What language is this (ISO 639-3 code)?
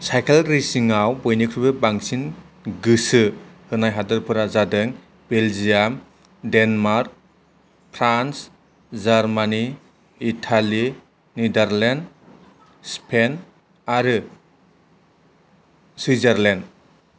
brx